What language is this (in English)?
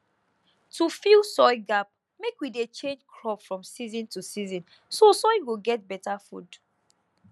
Nigerian Pidgin